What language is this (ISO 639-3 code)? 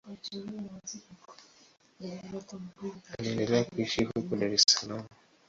swa